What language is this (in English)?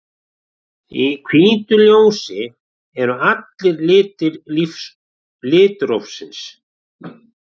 Icelandic